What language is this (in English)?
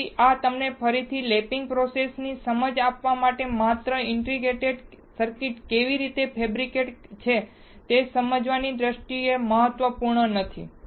Gujarati